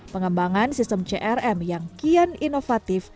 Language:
Indonesian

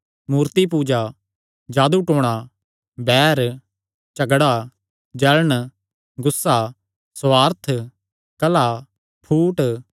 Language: Kangri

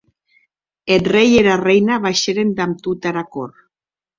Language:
Occitan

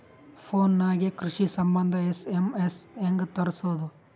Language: Kannada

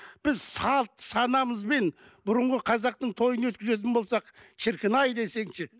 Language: Kazakh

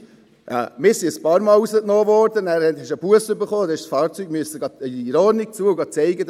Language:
Swiss German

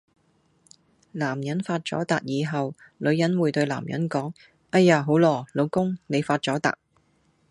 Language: Cantonese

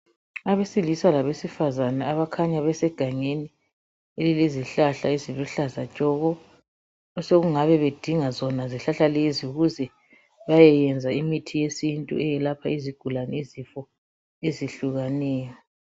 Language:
North Ndebele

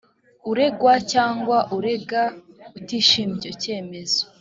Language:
Kinyarwanda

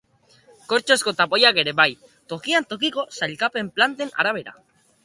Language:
Basque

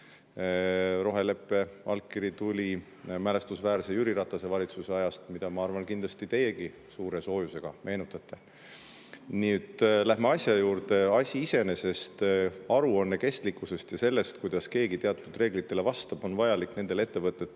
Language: Estonian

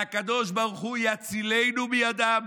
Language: Hebrew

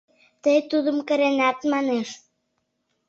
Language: Mari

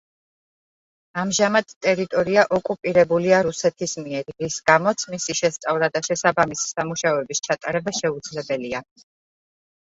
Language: Georgian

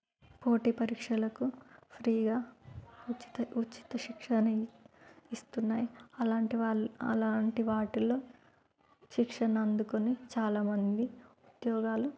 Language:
Telugu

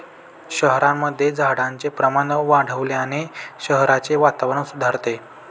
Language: Marathi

